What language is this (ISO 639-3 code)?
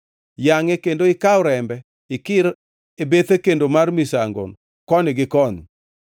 luo